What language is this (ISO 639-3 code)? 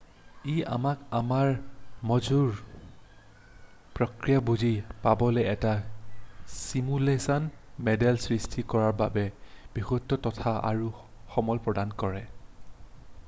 asm